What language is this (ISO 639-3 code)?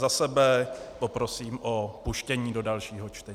ces